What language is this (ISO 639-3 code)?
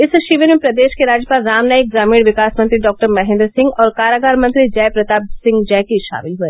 hin